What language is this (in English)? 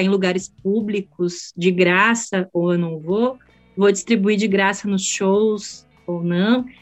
Portuguese